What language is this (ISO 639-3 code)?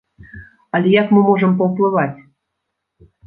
bel